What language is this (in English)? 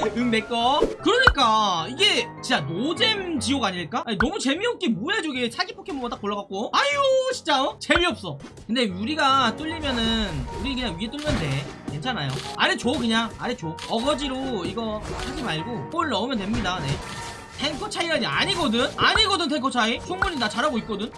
Korean